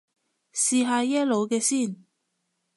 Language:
Cantonese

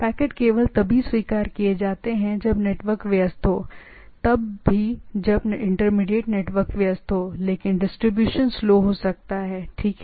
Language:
Hindi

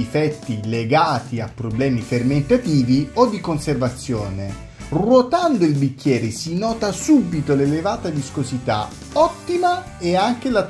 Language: Italian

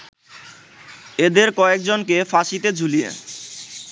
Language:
Bangla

